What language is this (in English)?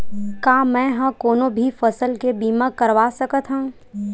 Chhattisgarhi